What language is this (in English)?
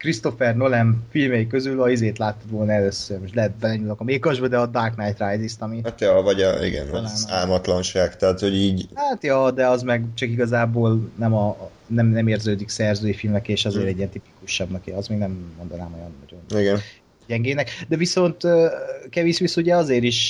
Hungarian